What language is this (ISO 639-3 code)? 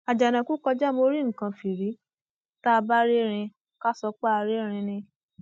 yor